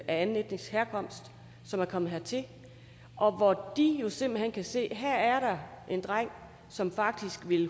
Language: Danish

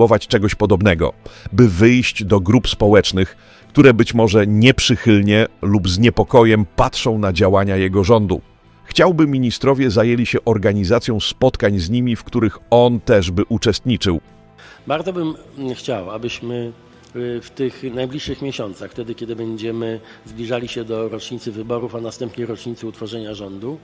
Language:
Polish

